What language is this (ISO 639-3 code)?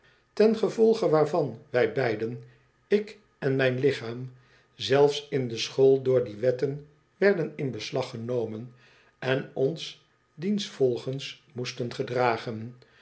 nld